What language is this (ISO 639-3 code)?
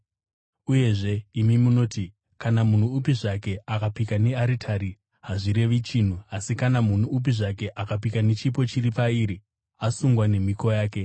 sna